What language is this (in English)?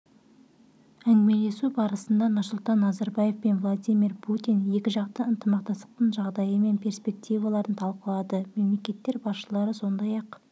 Kazakh